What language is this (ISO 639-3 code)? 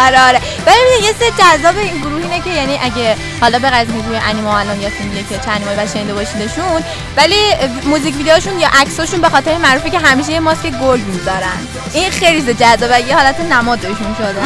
fas